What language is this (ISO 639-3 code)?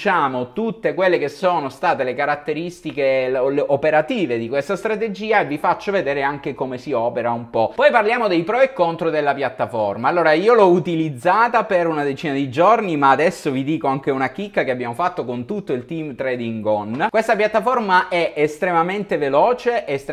ita